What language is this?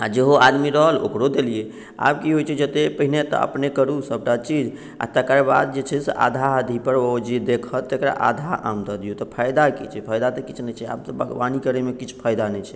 Maithili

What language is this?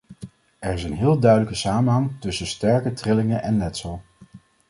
Dutch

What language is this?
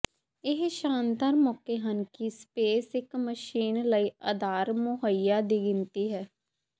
Punjabi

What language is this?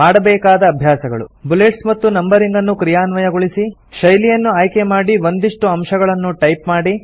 Kannada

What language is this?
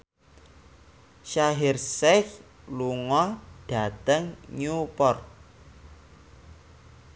Javanese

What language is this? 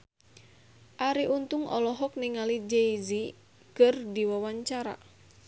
Sundanese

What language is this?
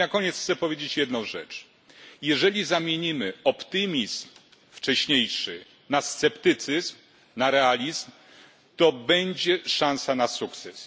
Polish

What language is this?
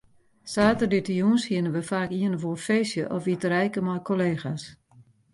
Western Frisian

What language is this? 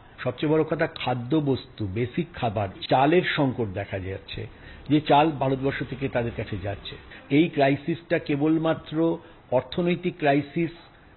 Romanian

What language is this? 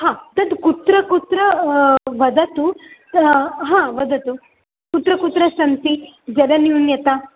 Sanskrit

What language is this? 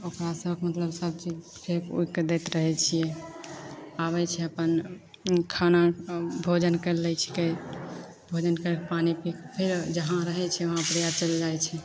Maithili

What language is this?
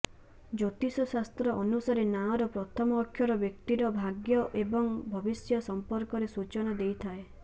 Odia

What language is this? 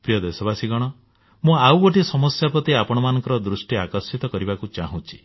Odia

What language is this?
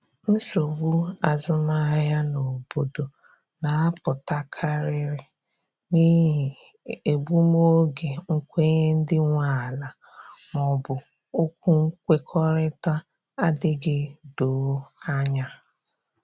Igbo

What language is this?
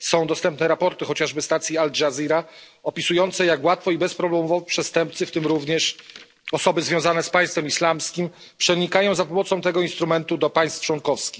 Polish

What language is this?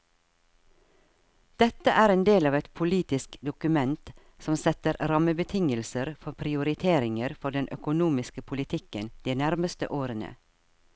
Norwegian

